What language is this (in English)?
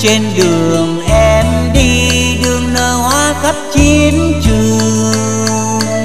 Vietnamese